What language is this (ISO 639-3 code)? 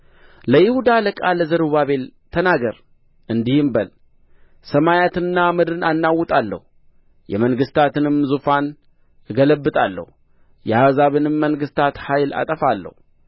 amh